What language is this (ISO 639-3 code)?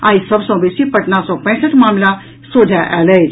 mai